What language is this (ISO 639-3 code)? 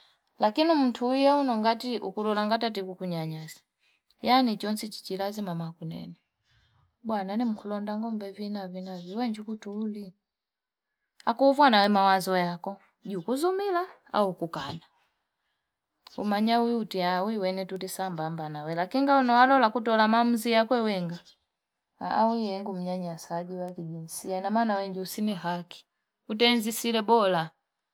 fip